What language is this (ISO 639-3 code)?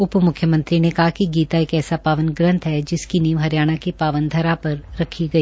hin